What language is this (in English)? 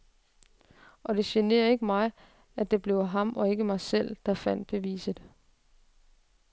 Danish